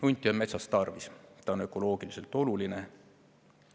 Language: Estonian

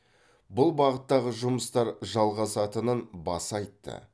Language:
Kazakh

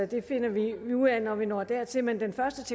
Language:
Danish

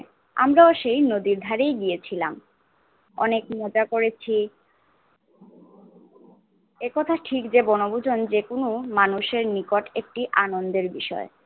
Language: Bangla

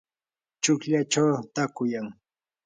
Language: Yanahuanca Pasco Quechua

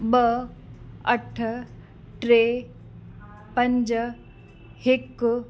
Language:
Sindhi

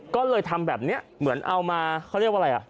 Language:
Thai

